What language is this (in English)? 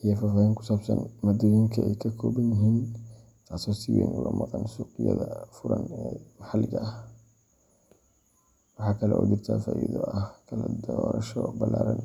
Somali